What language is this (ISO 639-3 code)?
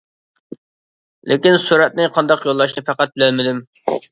uig